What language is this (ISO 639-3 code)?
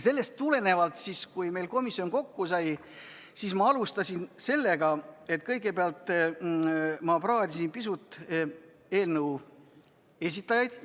est